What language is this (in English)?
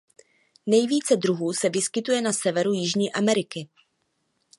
Czech